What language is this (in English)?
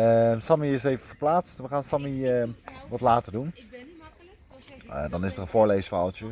Dutch